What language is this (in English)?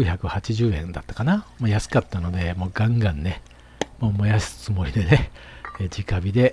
Japanese